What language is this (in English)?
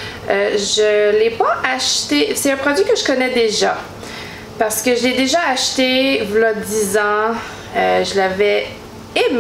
French